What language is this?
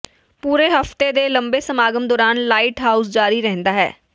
Punjabi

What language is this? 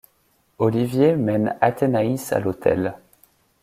French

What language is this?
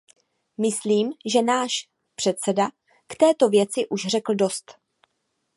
Czech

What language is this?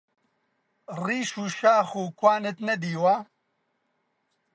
Central Kurdish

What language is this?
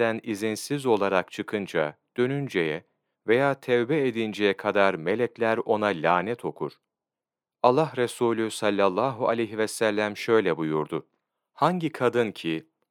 Turkish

